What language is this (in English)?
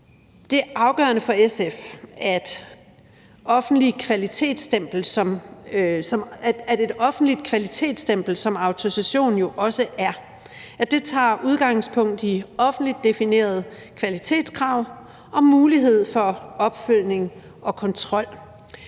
Danish